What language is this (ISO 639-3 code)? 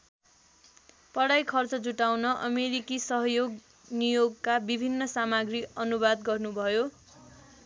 nep